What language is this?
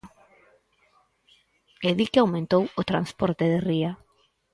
Galician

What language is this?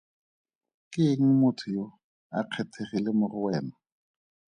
Tswana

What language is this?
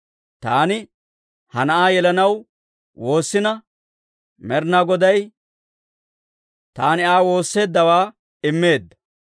Dawro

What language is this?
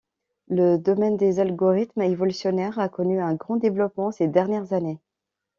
French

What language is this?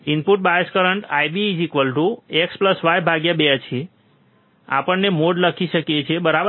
Gujarati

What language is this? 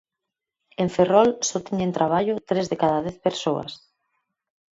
Galician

